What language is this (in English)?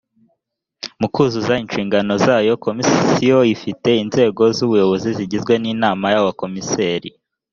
Kinyarwanda